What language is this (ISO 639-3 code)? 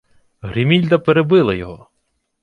ukr